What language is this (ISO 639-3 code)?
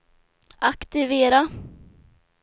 swe